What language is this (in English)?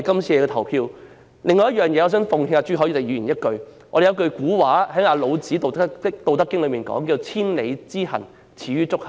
Cantonese